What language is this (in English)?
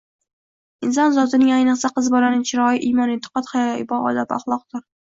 Uzbek